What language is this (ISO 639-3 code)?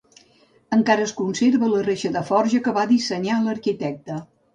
cat